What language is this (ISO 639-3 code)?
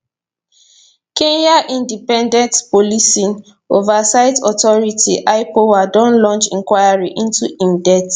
pcm